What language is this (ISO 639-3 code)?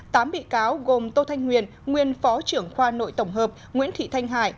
vie